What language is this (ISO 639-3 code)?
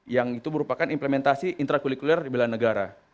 ind